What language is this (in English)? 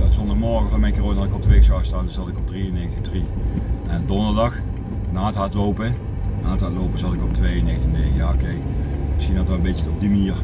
Dutch